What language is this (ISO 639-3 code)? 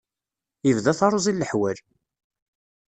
kab